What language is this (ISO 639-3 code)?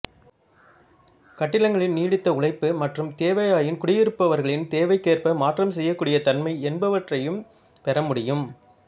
tam